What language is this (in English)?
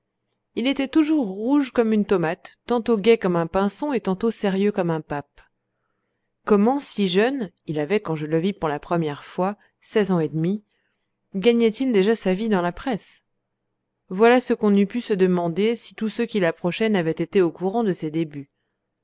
French